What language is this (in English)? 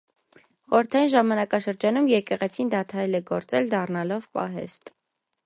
Armenian